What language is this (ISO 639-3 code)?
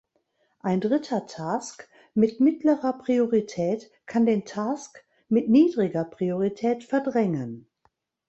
deu